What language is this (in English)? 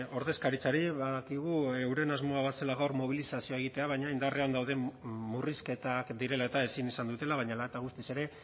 Basque